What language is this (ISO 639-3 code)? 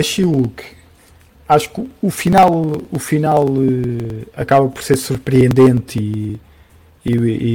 por